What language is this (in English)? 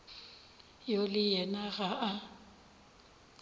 Northern Sotho